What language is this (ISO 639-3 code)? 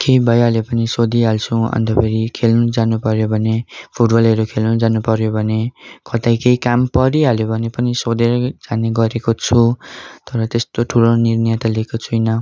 nep